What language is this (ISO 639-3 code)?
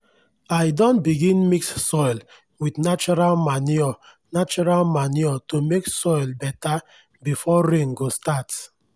pcm